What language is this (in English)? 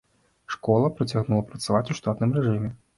Belarusian